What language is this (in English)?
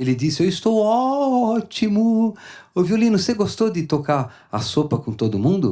Portuguese